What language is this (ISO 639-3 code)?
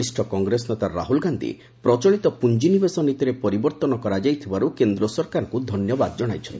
ori